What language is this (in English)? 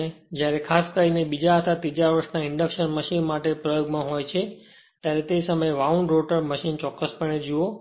Gujarati